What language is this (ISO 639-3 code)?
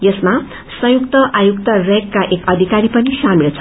nep